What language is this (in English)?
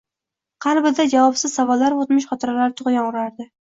Uzbek